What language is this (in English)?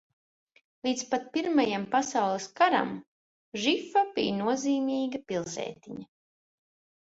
Latvian